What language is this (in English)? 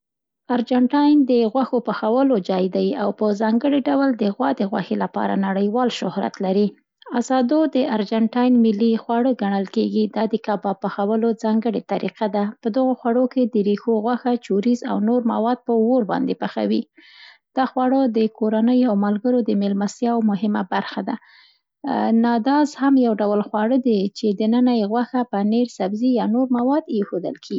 Central Pashto